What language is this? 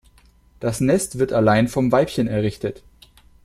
German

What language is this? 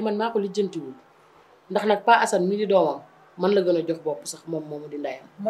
French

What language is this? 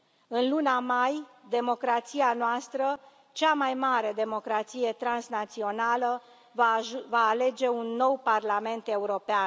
Romanian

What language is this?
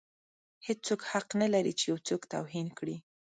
Pashto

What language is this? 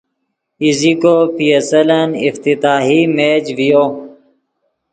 Yidgha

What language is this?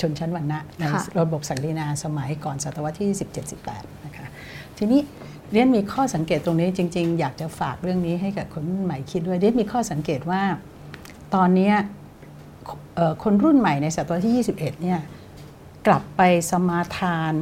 Thai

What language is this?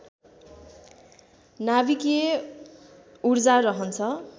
Nepali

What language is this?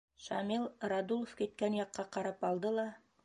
Bashkir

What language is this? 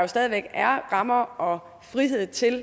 Danish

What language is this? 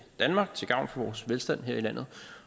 Danish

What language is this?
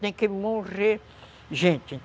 Portuguese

